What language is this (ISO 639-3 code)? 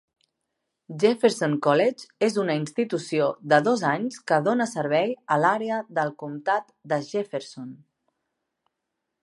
cat